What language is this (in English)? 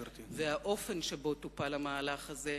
Hebrew